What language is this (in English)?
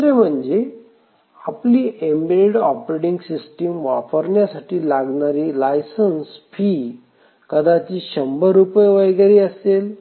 Marathi